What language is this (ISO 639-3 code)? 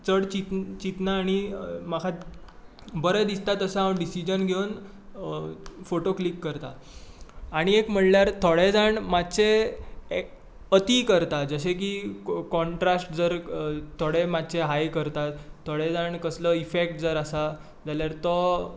kok